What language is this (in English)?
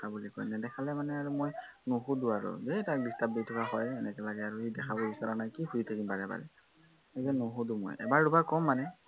Assamese